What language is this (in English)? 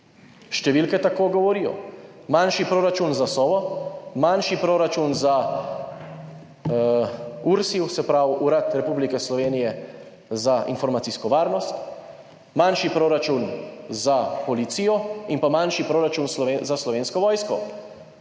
Slovenian